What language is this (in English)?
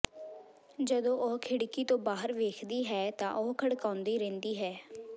Punjabi